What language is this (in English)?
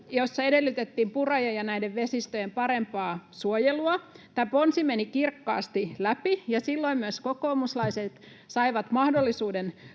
Finnish